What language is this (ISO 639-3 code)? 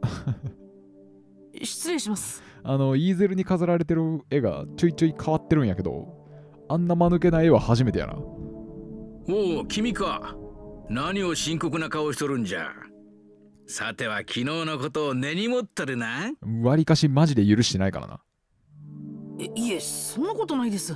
jpn